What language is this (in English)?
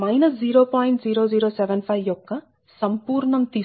Telugu